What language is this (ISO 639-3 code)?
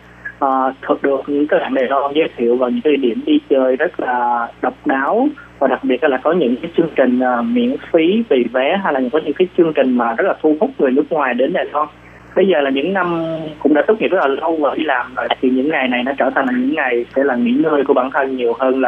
vie